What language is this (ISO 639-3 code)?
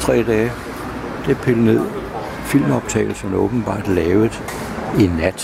dan